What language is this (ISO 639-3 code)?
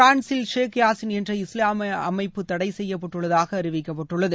tam